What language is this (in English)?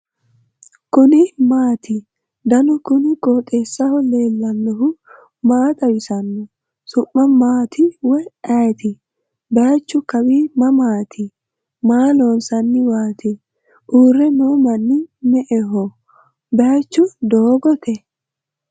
Sidamo